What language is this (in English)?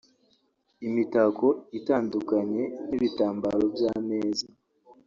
Kinyarwanda